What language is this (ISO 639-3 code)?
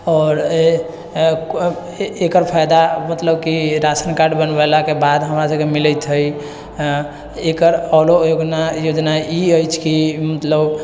mai